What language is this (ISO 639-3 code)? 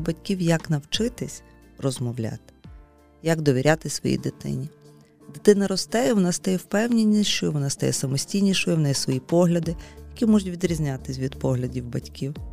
ukr